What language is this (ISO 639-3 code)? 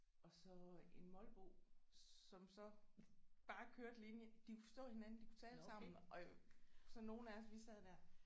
dan